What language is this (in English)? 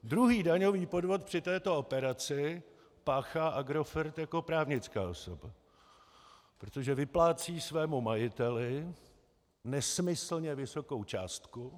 Czech